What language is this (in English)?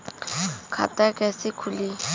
Bhojpuri